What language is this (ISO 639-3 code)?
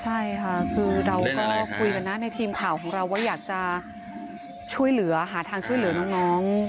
tha